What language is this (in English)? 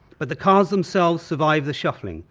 English